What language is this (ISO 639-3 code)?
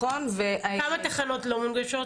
heb